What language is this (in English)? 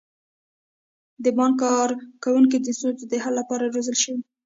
Pashto